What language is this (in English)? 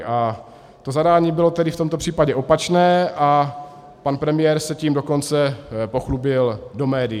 Czech